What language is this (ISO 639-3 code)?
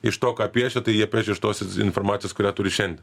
lit